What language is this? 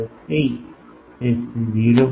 Gujarati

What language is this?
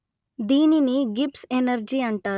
Telugu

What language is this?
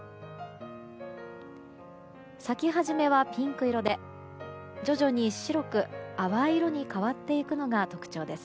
Japanese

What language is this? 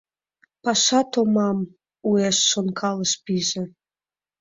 Mari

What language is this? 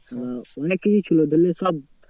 Bangla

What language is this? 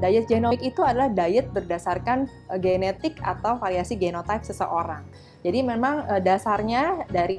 Indonesian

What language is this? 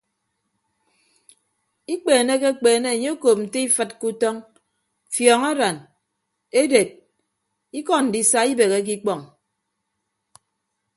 Ibibio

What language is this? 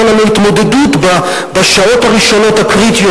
Hebrew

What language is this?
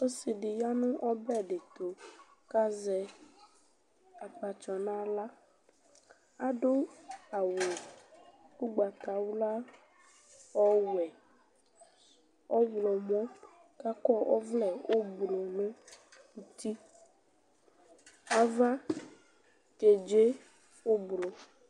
Ikposo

